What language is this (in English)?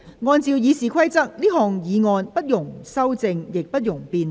Cantonese